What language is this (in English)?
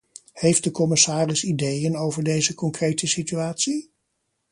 Dutch